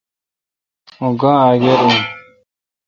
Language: Kalkoti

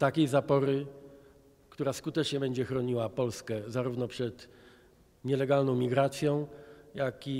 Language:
Polish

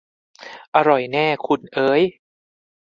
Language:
Thai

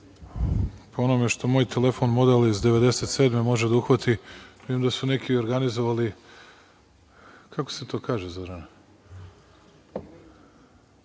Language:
Serbian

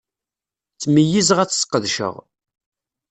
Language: Kabyle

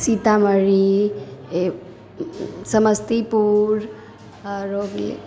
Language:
Maithili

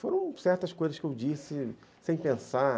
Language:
Portuguese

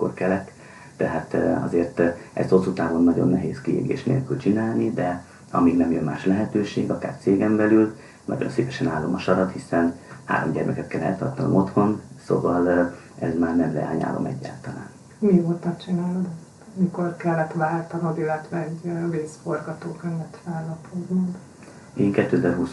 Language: Hungarian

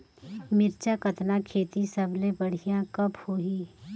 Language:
Chhattisgarhi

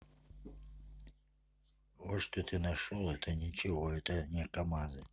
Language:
Russian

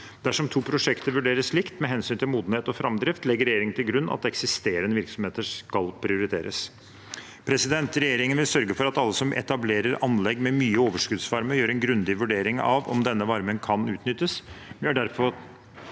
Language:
Norwegian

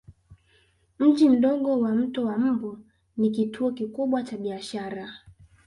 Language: Swahili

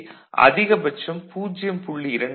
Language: Tamil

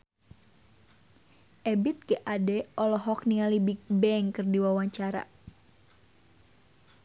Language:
Sundanese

